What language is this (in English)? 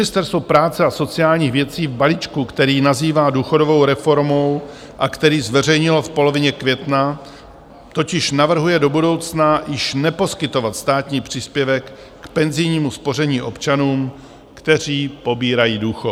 Czech